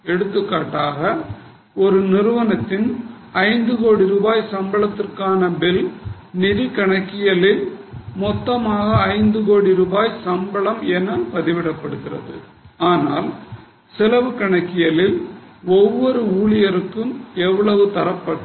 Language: Tamil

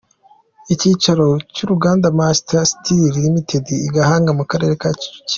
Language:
Kinyarwanda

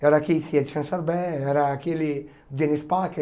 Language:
Portuguese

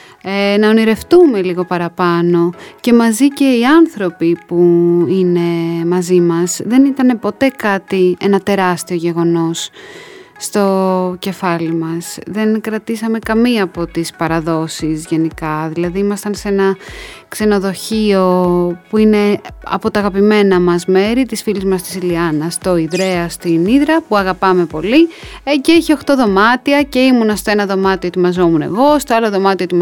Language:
Greek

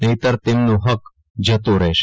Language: Gujarati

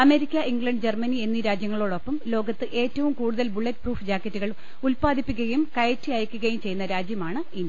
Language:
Malayalam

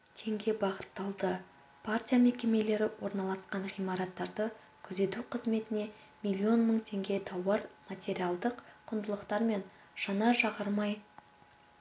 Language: Kazakh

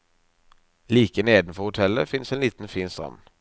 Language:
Norwegian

